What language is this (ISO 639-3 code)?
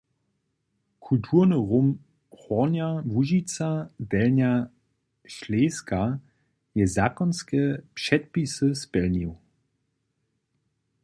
hsb